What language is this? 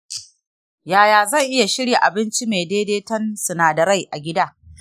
Hausa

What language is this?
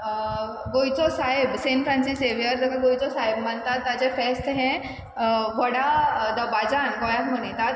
Konkani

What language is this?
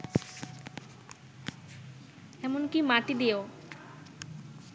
Bangla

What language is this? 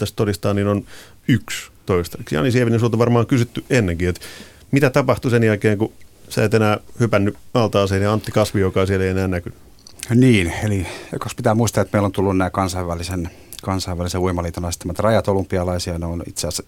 Finnish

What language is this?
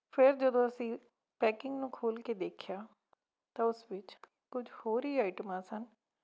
Punjabi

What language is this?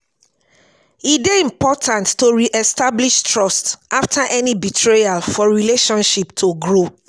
Nigerian Pidgin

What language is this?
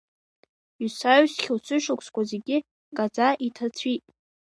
Abkhazian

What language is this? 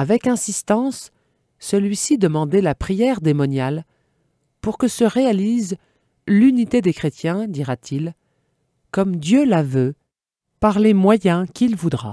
French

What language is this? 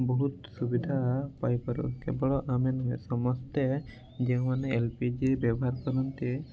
Odia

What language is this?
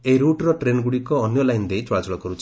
Odia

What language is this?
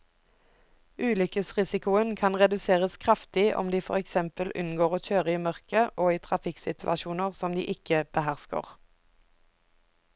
Norwegian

